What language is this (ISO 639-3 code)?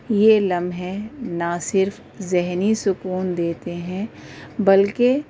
urd